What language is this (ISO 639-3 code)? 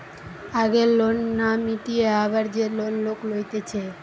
ben